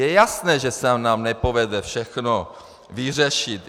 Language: Czech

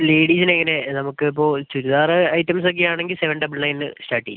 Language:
Malayalam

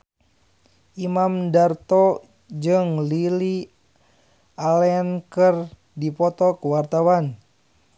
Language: Sundanese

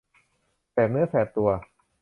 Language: Thai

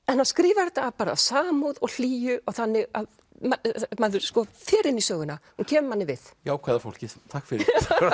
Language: Icelandic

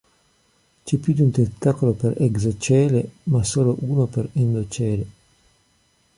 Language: Italian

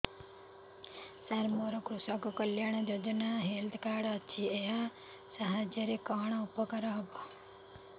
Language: Odia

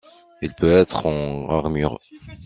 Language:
French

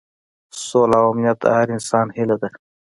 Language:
Pashto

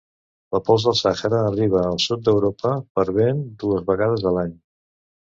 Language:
Catalan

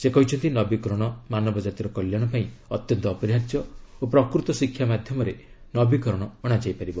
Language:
Odia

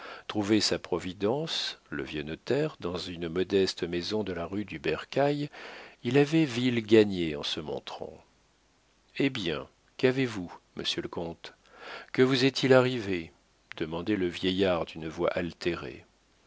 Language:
French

